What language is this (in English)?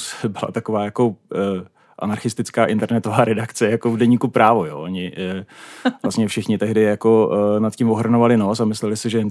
Czech